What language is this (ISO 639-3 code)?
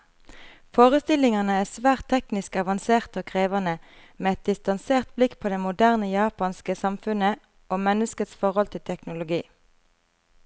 nor